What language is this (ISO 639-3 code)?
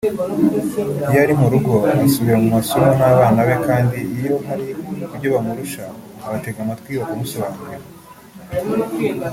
kin